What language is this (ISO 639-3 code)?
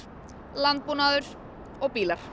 isl